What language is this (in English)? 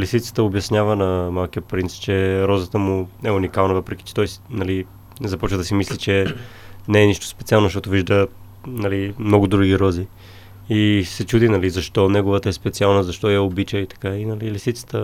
Bulgarian